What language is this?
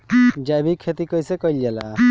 Bhojpuri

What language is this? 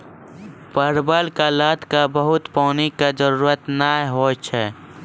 Maithili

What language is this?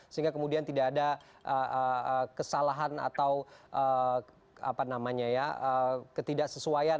Indonesian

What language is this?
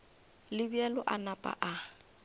Northern Sotho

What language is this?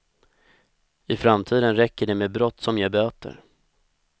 Swedish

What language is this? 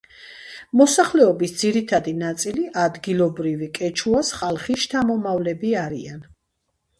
Georgian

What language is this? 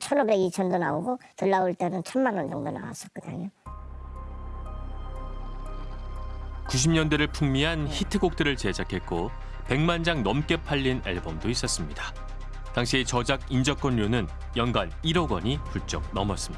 Korean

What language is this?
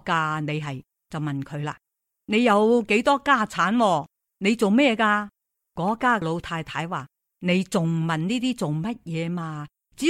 Chinese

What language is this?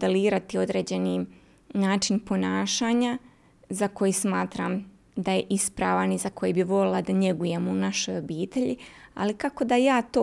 Croatian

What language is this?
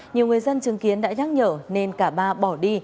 Vietnamese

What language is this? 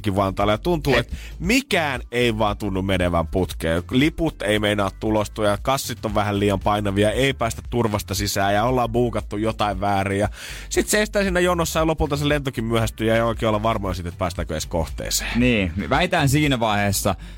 Finnish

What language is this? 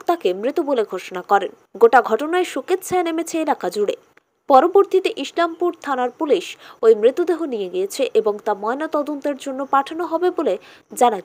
Romanian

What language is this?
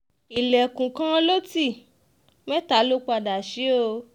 Yoruba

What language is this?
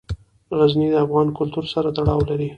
Pashto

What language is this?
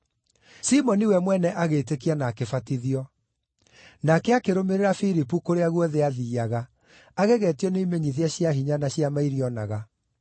Kikuyu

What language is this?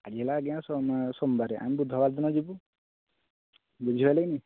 Odia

